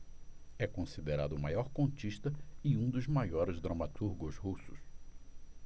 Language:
Portuguese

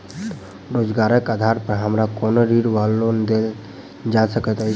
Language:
Maithili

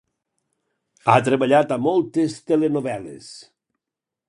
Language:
Catalan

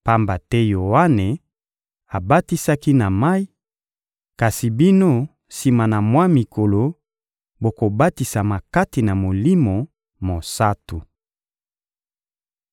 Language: Lingala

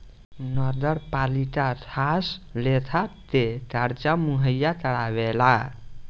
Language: Bhojpuri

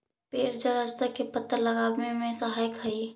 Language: Magahi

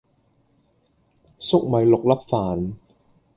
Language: Cantonese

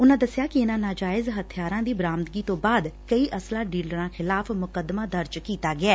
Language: Punjabi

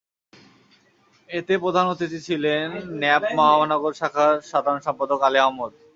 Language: Bangla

